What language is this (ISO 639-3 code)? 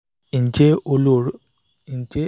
yor